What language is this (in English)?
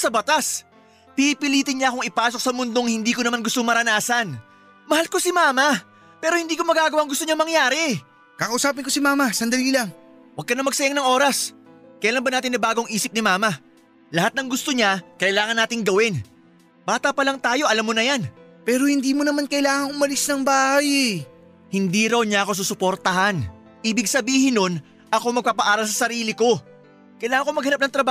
Filipino